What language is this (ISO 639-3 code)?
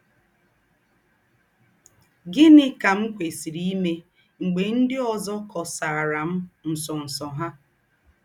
ibo